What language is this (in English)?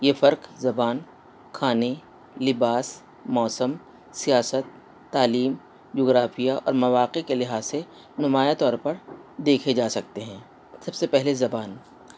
Urdu